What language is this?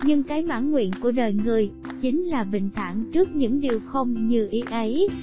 Vietnamese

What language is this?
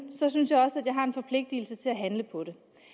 Danish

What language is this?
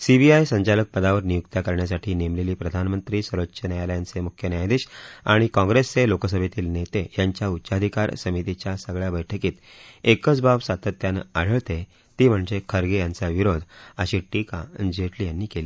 Marathi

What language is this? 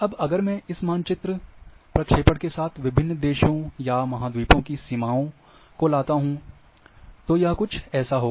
Hindi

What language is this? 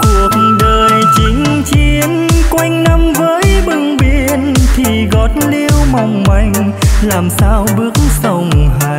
Vietnamese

